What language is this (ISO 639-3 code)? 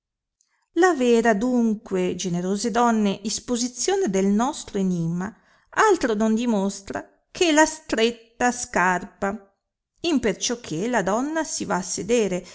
ita